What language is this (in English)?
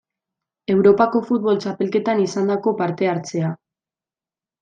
Basque